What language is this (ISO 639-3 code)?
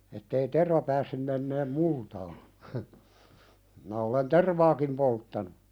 fin